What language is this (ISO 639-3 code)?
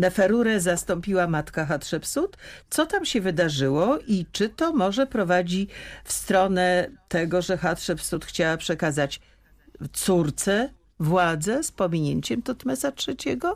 pol